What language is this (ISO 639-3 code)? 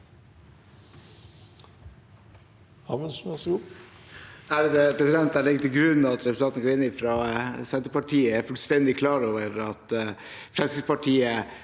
nor